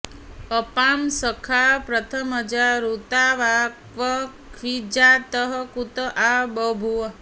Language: Sanskrit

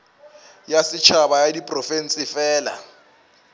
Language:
Northern Sotho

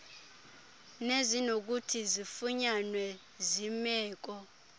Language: Xhosa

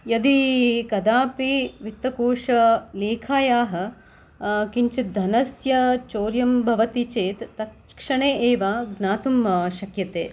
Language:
Sanskrit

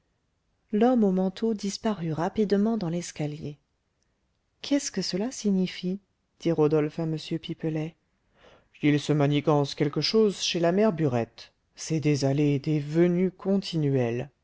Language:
French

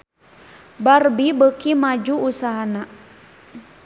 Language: Sundanese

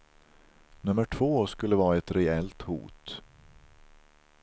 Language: Swedish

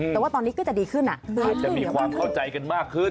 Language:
Thai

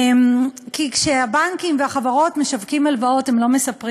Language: Hebrew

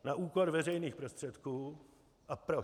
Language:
Czech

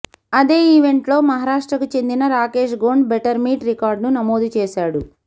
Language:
Telugu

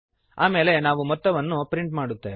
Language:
Kannada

